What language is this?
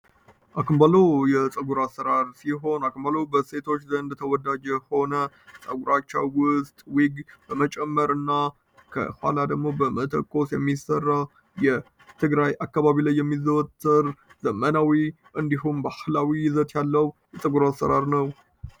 Amharic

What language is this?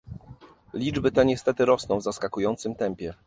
Polish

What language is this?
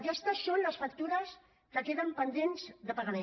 Catalan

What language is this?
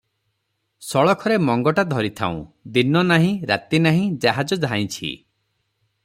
Odia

